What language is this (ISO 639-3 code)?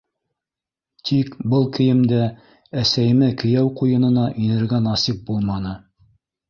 bak